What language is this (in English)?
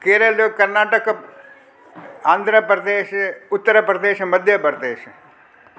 Sindhi